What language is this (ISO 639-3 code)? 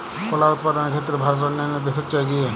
ben